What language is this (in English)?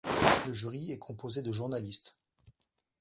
French